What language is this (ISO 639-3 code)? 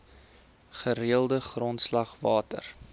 afr